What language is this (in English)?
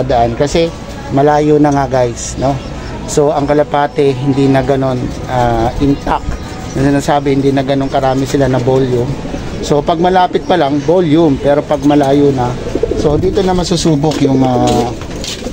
Filipino